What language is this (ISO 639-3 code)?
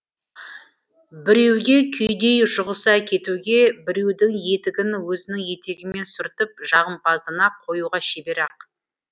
kaz